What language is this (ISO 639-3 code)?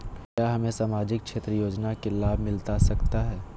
mag